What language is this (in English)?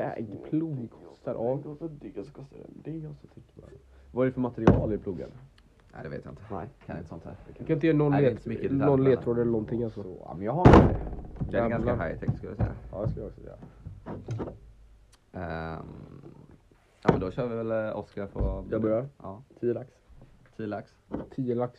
Swedish